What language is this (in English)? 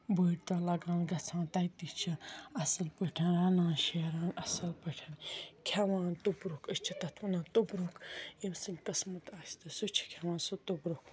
Kashmiri